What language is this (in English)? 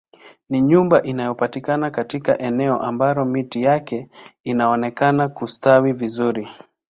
Swahili